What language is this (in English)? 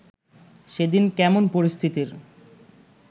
Bangla